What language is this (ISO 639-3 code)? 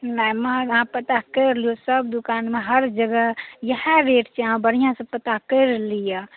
mai